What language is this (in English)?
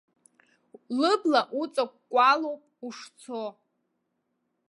Abkhazian